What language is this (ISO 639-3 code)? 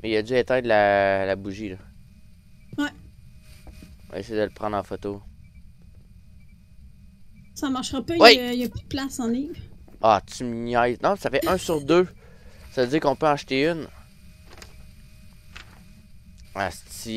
fra